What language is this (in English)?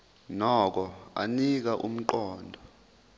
Zulu